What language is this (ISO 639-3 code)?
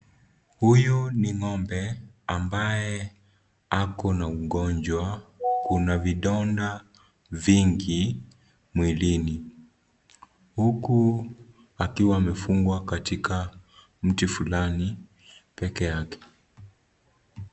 swa